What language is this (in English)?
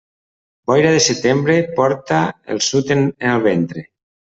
Catalan